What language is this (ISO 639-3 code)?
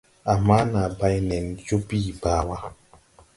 tui